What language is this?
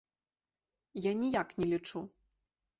Belarusian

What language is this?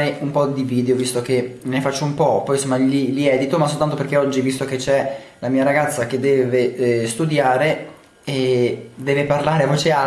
Italian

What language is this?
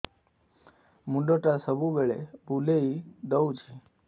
Odia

